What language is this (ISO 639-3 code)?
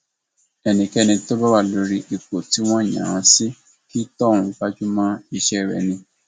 yor